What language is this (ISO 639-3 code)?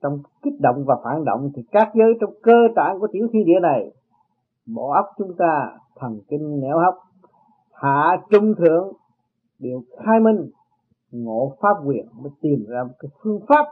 vie